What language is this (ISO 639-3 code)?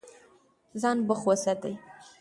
pus